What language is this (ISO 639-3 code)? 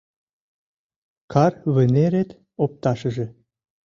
chm